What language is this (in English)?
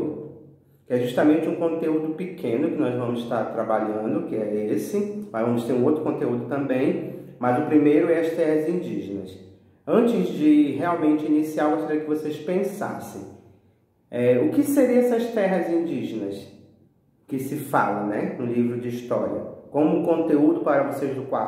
Portuguese